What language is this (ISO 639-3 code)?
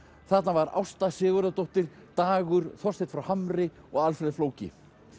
isl